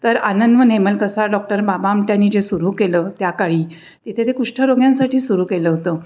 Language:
Marathi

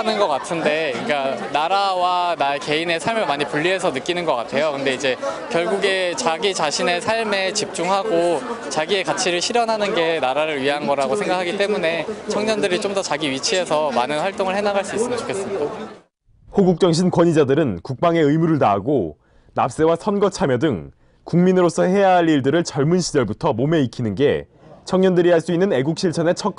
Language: Korean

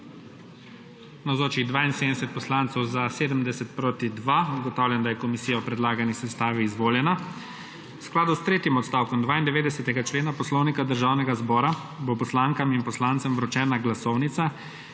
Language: Slovenian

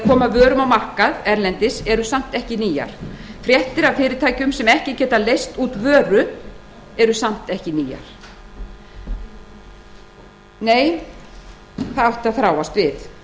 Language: Icelandic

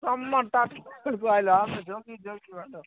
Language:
Odia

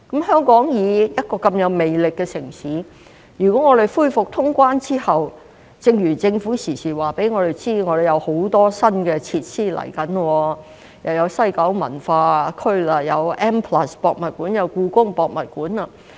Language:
Cantonese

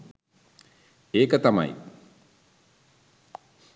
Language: Sinhala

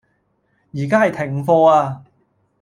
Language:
Cantonese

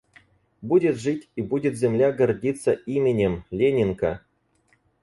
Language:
Russian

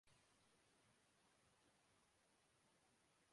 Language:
Urdu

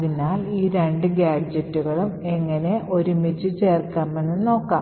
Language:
Malayalam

